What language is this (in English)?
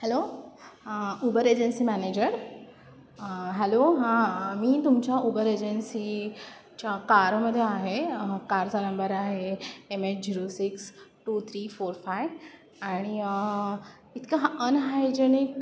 Marathi